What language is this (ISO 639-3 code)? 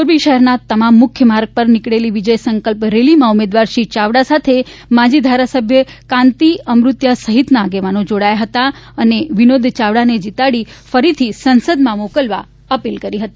guj